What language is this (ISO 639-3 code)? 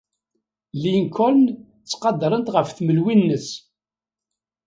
kab